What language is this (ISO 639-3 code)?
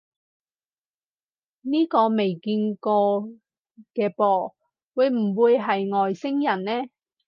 yue